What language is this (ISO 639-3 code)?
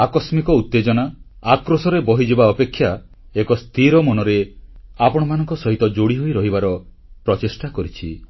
ori